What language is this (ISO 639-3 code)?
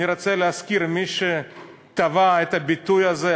heb